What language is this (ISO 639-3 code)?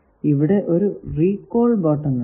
mal